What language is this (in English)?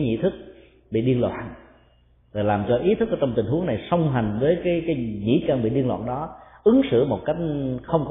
Vietnamese